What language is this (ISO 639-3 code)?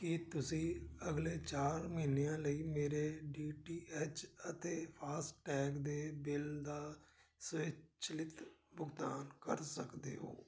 pan